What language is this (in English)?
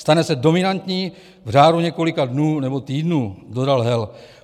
Czech